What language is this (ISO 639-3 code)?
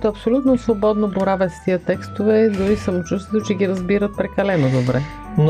bul